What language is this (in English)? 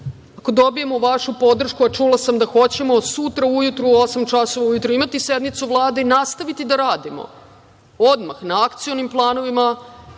Serbian